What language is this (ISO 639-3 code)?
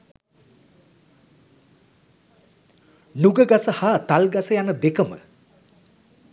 sin